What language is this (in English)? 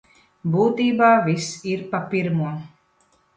Latvian